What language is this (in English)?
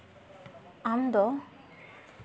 Santali